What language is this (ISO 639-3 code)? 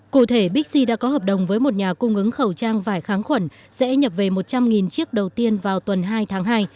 vie